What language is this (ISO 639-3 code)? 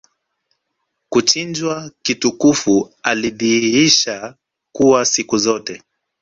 swa